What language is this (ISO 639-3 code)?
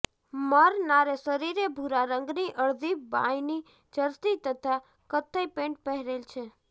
guj